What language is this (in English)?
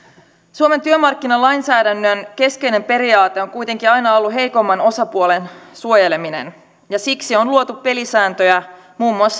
Finnish